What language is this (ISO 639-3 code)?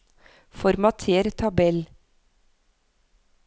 nor